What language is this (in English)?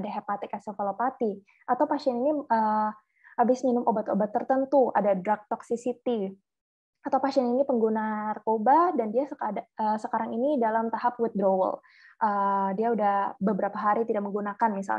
Indonesian